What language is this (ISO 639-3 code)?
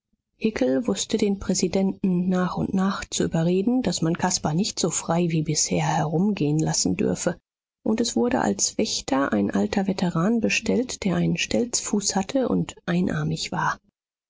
deu